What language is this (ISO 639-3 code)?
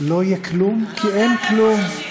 heb